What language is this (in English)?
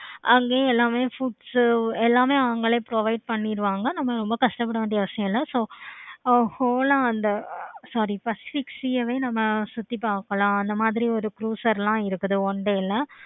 Tamil